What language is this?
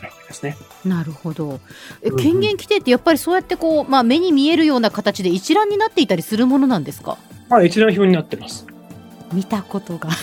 Japanese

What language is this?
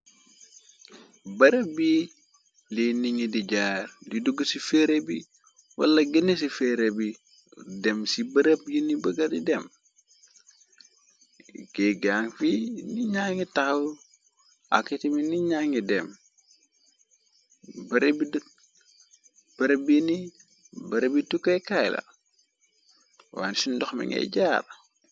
Wolof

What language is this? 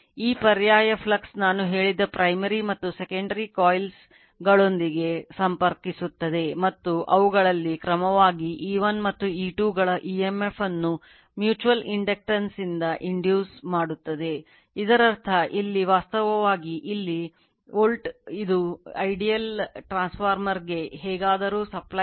Kannada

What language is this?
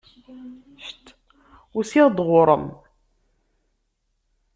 Kabyle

